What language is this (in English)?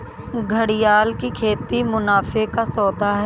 Hindi